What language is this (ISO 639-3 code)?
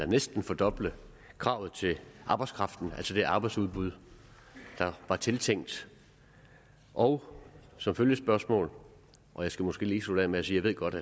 dan